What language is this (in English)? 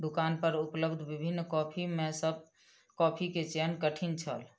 Maithili